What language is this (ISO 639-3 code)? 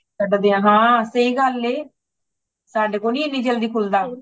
pan